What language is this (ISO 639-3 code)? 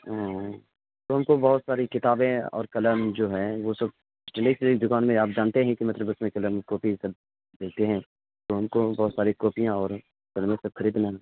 urd